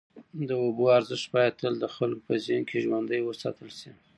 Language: Pashto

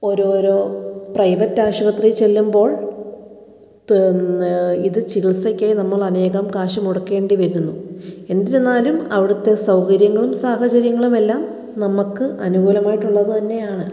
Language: Malayalam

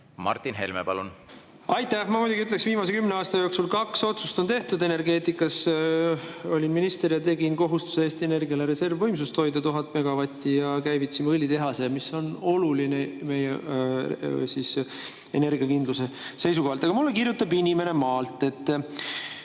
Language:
Estonian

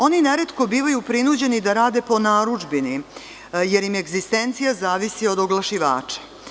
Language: Serbian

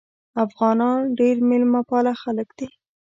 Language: Pashto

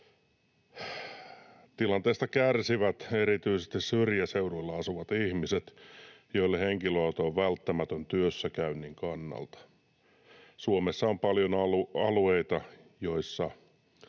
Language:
Finnish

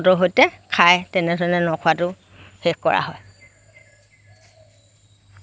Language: Assamese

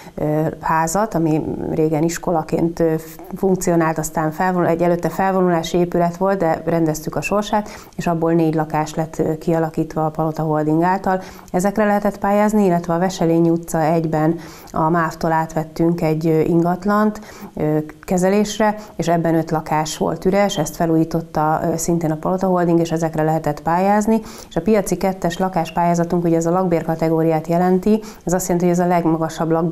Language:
Hungarian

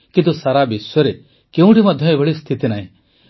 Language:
Odia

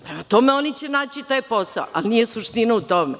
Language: Serbian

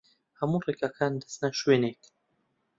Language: Central Kurdish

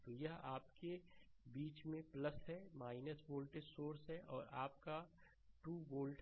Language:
Hindi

